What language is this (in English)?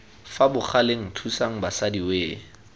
Tswana